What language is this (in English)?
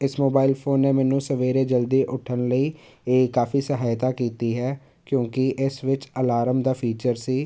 Punjabi